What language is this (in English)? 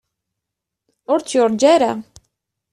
Kabyle